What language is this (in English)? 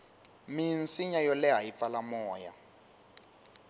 Tsonga